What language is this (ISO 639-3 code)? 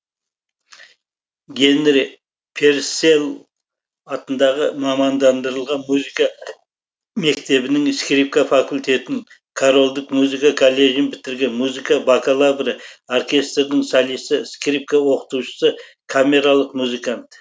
kaz